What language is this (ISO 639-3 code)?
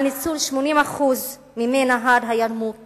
heb